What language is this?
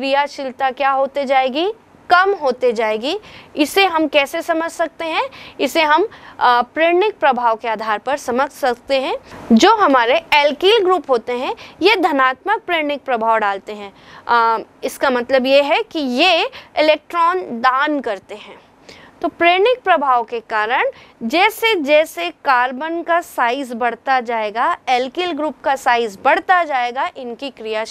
Hindi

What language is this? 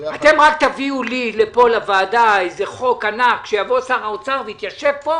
Hebrew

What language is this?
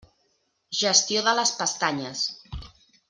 Catalan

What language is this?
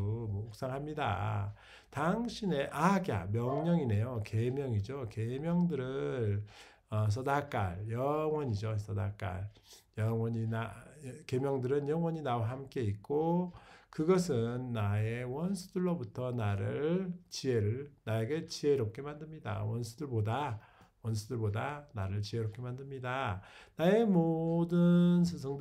Korean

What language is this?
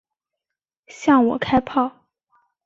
Chinese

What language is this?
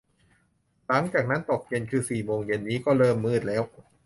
Thai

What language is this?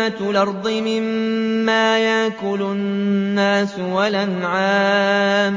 Arabic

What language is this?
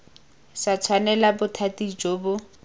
Tswana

